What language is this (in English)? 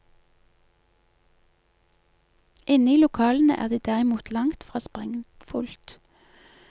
Norwegian